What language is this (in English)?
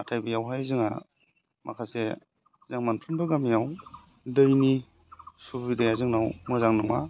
Bodo